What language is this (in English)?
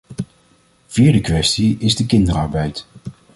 Dutch